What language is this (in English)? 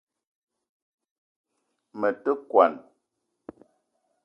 Eton (Cameroon)